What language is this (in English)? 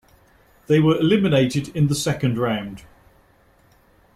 English